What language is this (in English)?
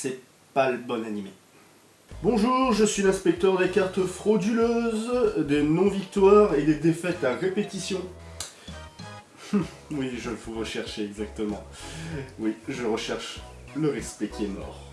French